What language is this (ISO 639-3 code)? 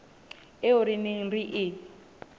sot